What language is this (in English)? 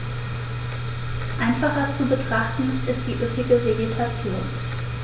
German